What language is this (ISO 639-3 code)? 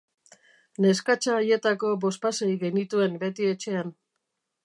eus